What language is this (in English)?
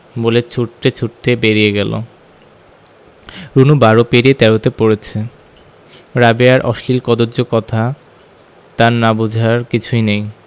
Bangla